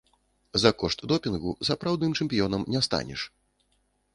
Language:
Belarusian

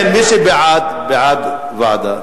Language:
Hebrew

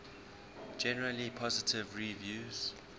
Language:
English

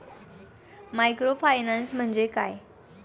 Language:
Marathi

